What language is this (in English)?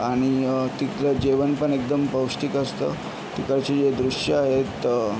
Marathi